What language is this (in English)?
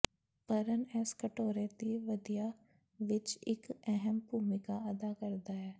Punjabi